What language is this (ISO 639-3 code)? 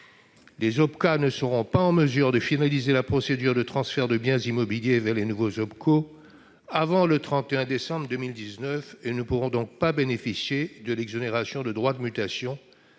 fra